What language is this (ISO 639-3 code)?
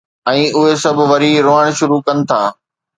snd